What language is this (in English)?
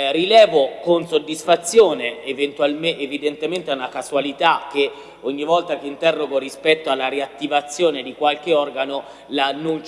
Italian